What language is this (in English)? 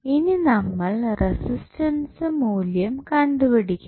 Malayalam